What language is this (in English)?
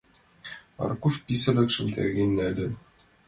Mari